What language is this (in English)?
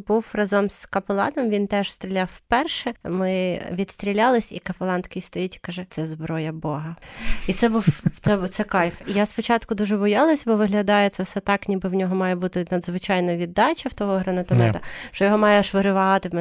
Ukrainian